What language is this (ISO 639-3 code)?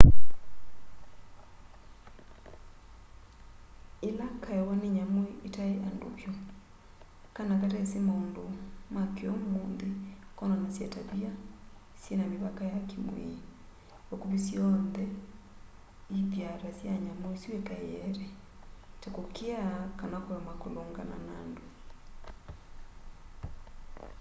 kam